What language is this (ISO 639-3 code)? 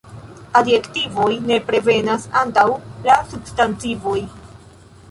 epo